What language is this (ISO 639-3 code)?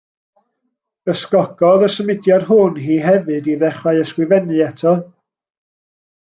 cym